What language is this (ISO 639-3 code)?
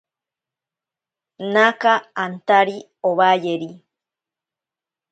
prq